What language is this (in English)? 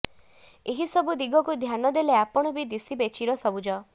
Odia